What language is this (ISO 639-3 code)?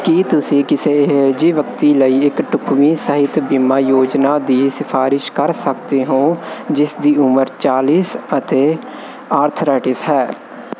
pan